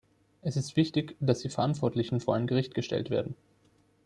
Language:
German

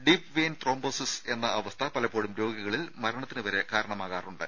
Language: Malayalam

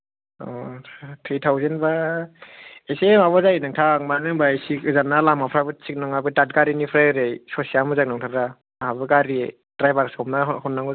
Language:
Bodo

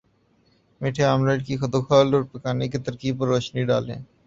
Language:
Urdu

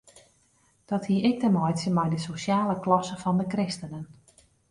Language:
Western Frisian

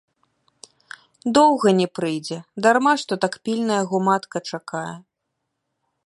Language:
Belarusian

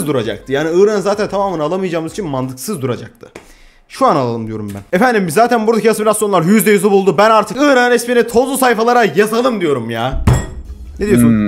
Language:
Turkish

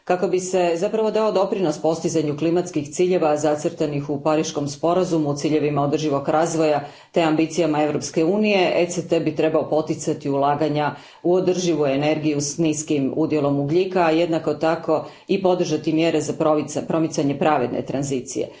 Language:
Croatian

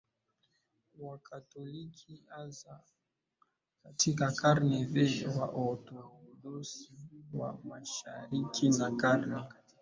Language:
Swahili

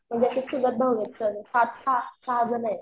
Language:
Marathi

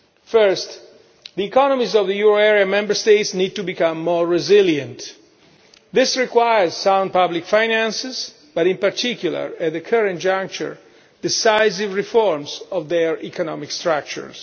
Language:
English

